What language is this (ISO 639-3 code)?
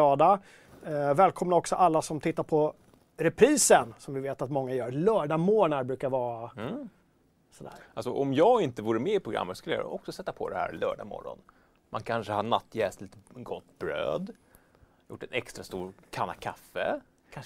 swe